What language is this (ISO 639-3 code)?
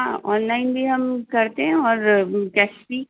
urd